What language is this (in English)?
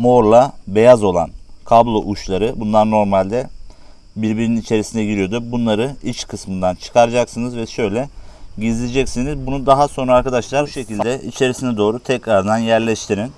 Turkish